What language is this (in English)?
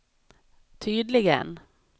Swedish